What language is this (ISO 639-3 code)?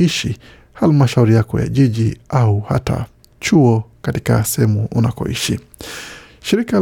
swa